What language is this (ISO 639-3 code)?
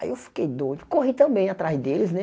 por